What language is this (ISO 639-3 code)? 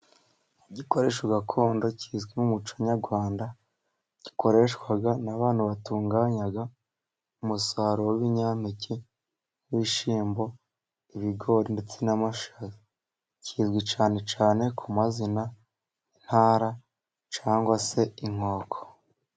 kin